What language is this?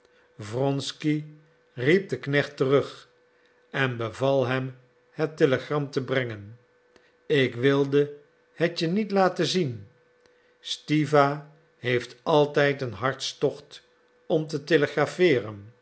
Dutch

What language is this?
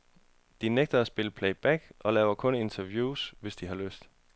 Danish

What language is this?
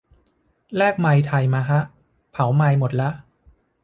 Thai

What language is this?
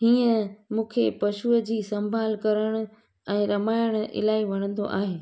Sindhi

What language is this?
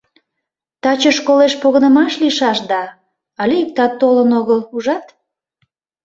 Mari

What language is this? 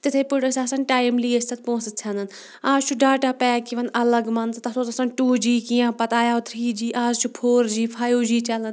Kashmiri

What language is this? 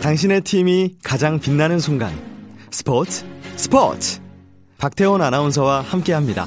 Korean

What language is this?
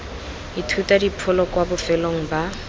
Tswana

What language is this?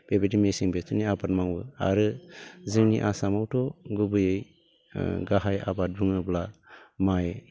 Bodo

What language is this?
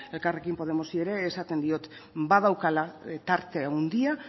Basque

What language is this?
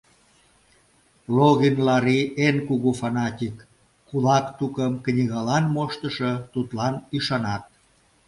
Mari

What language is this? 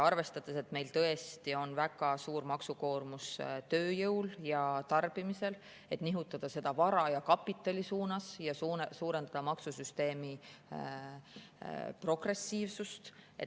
Estonian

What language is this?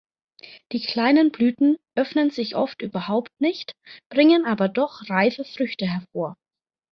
German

